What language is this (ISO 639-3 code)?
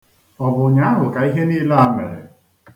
ibo